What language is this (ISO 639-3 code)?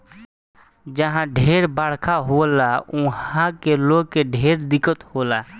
bho